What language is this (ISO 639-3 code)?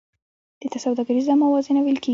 pus